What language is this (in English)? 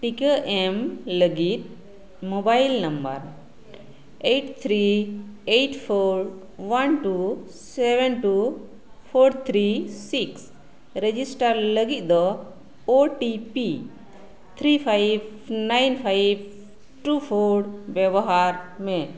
Santali